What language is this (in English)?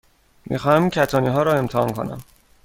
Persian